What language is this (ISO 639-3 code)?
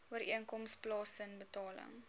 afr